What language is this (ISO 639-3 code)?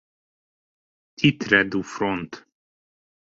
hun